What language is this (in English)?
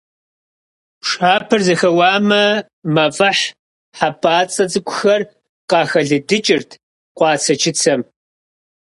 Kabardian